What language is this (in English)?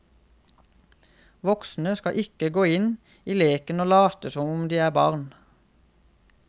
Norwegian